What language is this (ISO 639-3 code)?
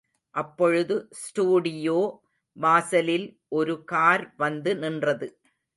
tam